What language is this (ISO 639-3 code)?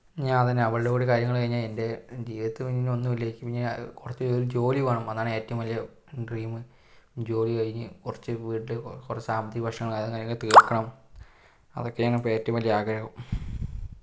mal